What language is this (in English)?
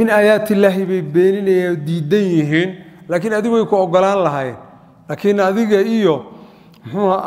Arabic